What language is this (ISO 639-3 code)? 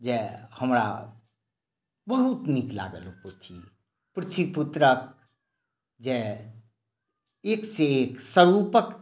mai